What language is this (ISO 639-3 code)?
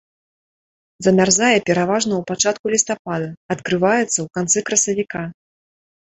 bel